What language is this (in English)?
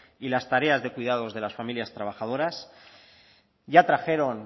Spanish